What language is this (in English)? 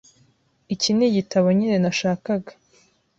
Kinyarwanda